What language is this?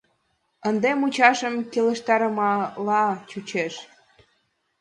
Mari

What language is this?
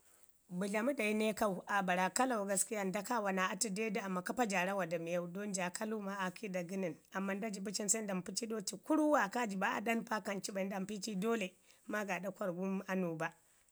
Ngizim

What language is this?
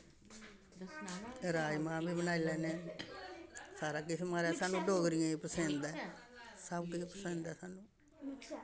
Dogri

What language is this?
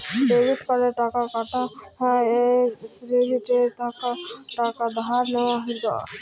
Bangla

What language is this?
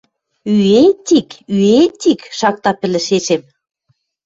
Western Mari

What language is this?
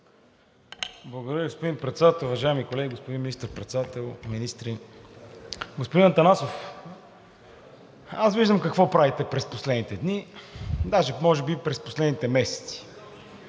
Bulgarian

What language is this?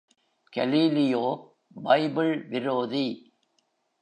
Tamil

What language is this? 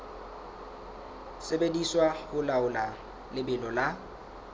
Southern Sotho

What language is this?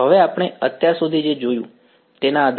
Gujarati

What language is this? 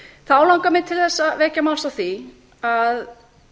Icelandic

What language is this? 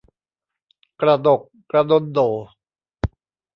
Thai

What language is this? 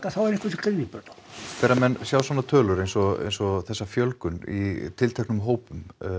Icelandic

